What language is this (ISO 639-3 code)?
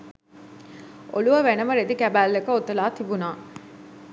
sin